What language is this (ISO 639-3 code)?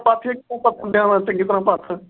pan